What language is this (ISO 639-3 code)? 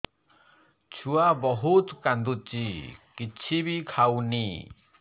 ori